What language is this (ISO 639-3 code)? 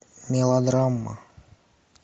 rus